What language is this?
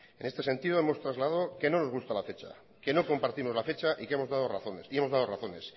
Spanish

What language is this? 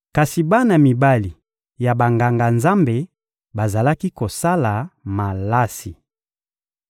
Lingala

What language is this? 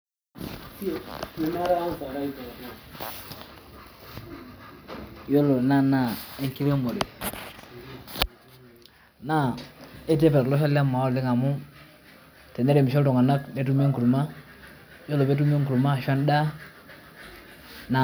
Masai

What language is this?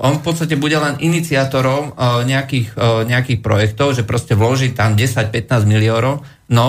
Slovak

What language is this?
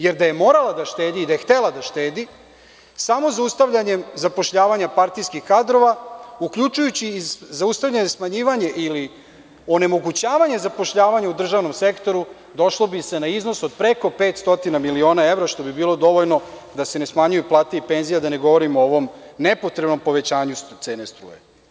Serbian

